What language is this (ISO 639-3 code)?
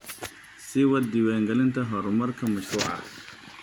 som